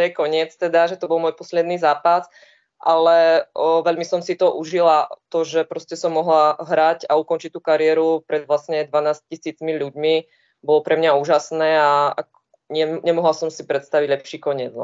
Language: Czech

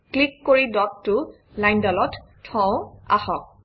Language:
Assamese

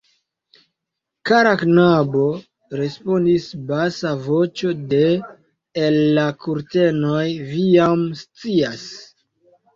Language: Esperanto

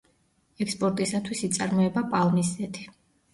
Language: Georgian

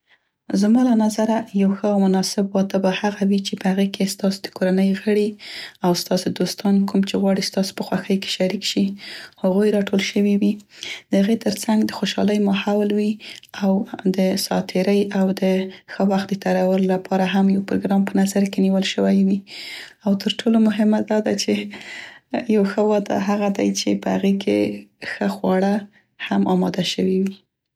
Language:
Central Pashto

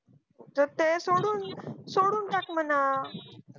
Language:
Marathi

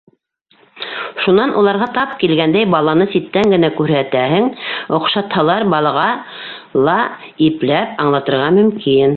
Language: Bashkir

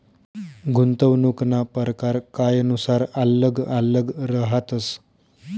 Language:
Marathi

